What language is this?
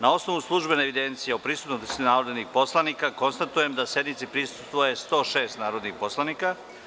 Serbian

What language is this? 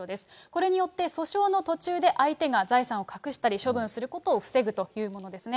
Japanese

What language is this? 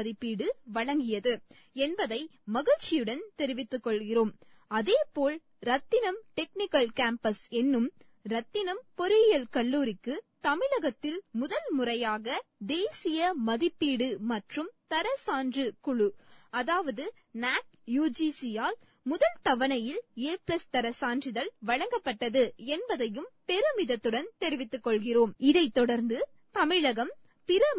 Tamil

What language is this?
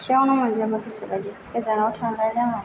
Bodo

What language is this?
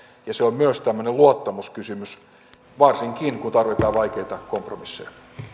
Finnish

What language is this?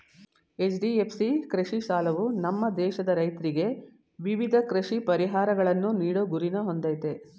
Kannada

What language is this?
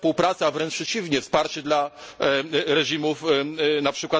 Polish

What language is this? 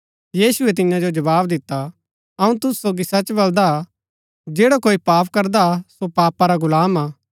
Gaddi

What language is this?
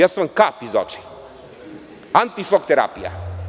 Serbian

